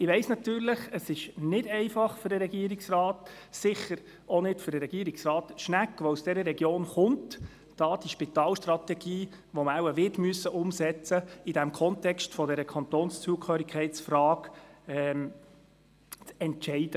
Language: Swiss German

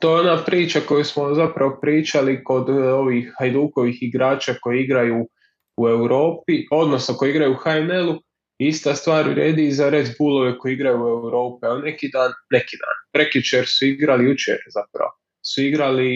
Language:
Croatian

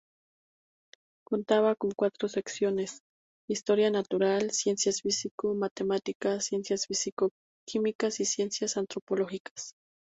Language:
Spanish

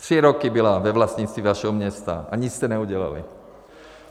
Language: Czech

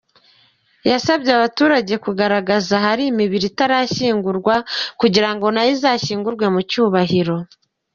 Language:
Kinyarwanda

